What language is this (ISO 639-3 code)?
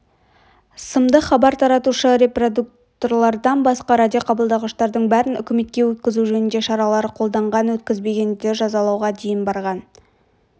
kaz